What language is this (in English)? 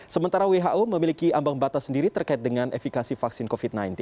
Indonesian